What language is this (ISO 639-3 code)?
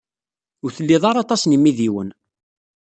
kab